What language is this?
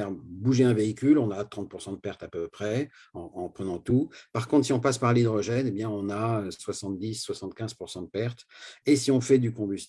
French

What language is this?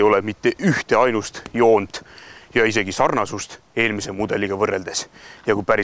Finnish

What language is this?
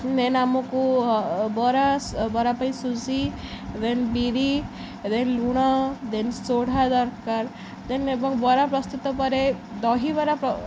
Odia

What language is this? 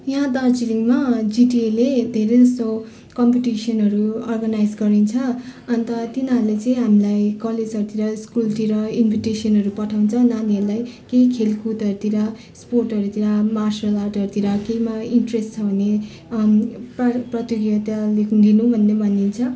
Nepali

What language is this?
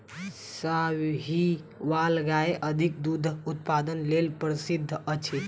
Maithili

